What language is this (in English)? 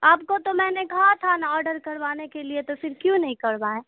Urdu